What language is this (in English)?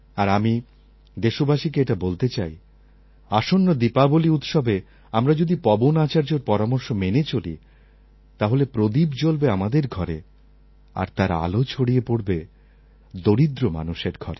Bangla